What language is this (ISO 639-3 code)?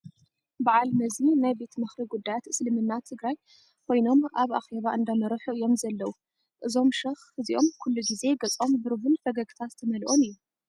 tir